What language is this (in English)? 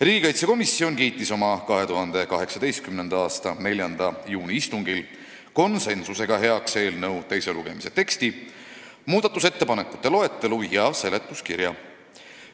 Estonian